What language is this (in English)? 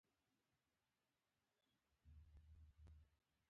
Pashto